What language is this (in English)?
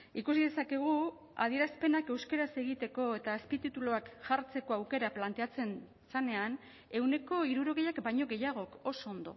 Basque